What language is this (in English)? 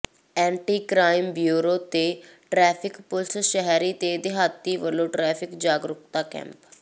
Punjabi